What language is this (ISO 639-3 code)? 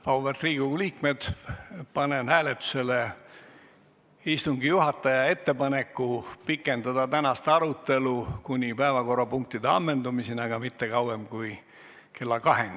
est